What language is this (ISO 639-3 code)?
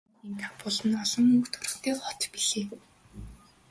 mon